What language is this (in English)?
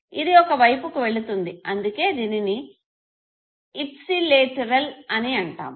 Telugu